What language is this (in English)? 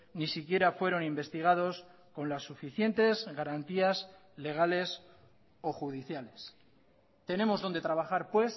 Spanish